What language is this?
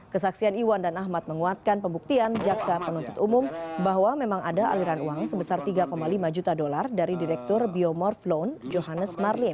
Indonesian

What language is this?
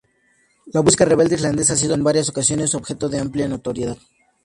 Spanish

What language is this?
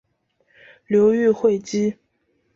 Chinese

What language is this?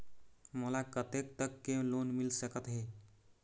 Chhattisgarhi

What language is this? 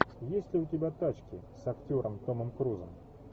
Russian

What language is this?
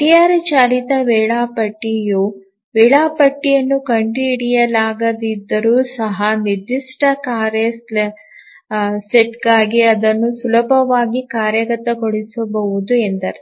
Kannada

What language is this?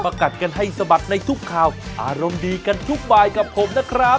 Thai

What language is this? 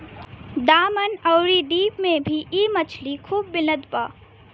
Bhojpuri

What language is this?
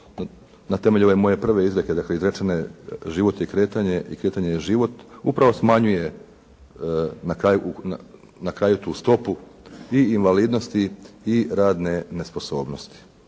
Croatian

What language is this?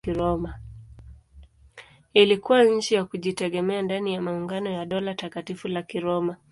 Swahili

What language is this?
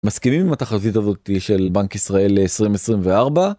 Hebrew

